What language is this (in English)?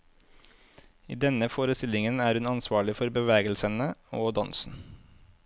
Norwegian